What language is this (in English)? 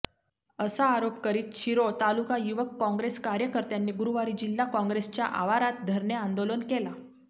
Marathi